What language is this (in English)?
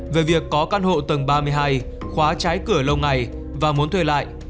Vietnamese